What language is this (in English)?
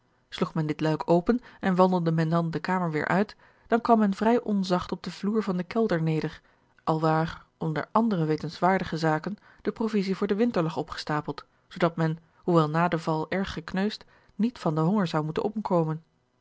Dutch